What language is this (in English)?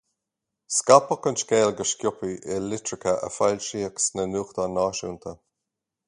Irish